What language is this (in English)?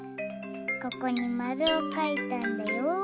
Japanese